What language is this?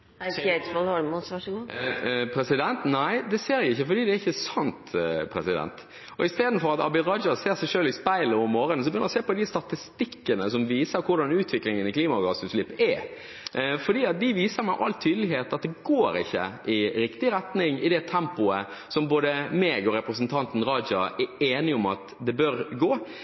Norwegian Bokmål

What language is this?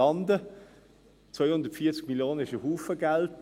Swiss German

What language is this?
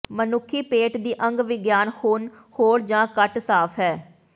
Punjabi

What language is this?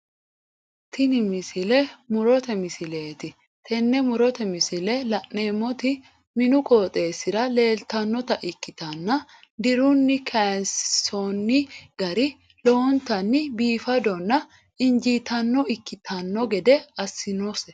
Sidamo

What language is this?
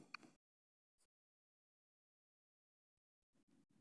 Somali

